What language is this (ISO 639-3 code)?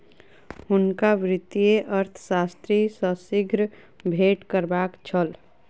mai